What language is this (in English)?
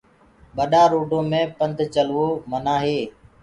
Gurgula